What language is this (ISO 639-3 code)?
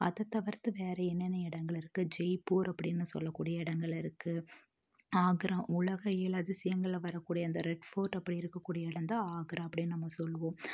tam